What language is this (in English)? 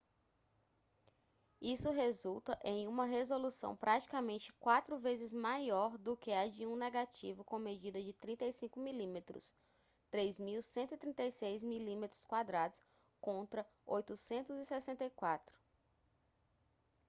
Portuguese